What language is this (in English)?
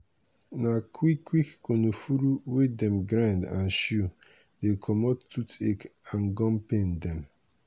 Nigerian Pidgin